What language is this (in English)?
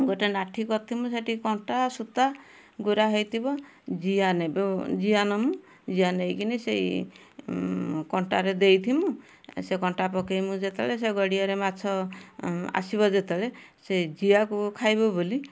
Odia